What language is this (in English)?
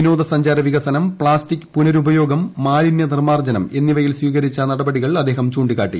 Malayalam